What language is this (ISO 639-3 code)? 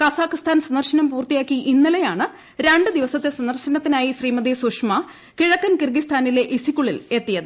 mal